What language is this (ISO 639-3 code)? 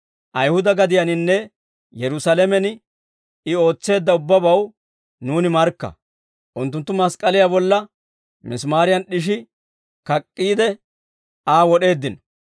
dwr